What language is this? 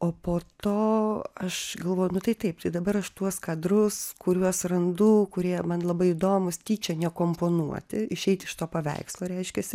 Lithuanian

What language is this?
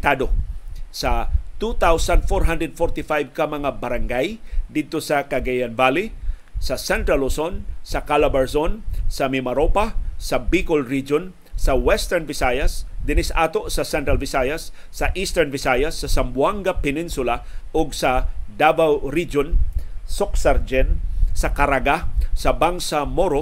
Filipino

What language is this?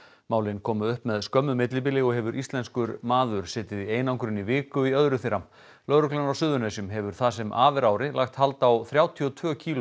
Icelandic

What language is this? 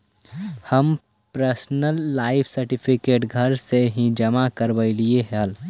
Magahi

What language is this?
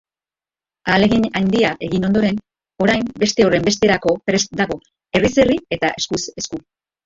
Basque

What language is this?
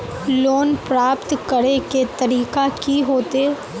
Magahi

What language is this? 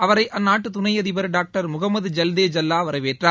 Tamil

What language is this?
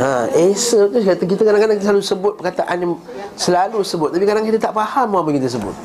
Malay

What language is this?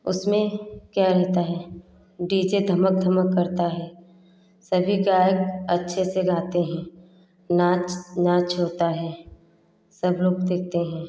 Hindi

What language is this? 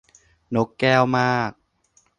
Thai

